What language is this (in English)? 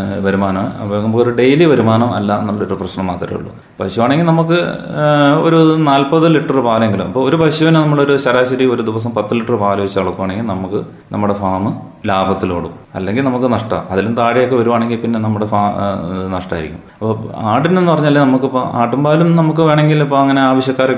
Malayalam